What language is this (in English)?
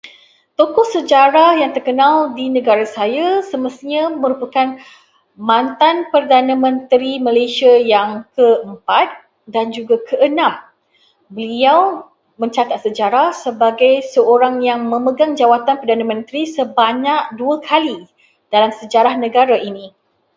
Malay